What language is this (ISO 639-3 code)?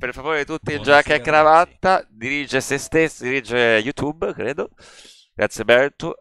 ita